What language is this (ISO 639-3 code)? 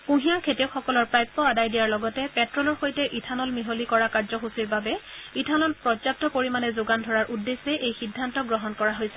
asm